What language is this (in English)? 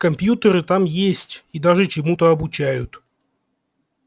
Russian